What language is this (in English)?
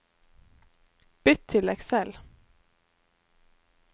Norwegian